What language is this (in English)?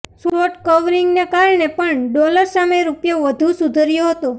Gujarati